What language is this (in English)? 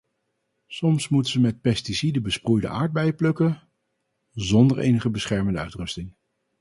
Dutch